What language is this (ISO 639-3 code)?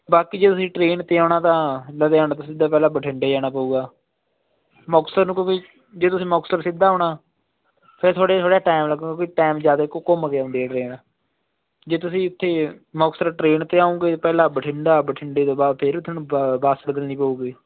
pan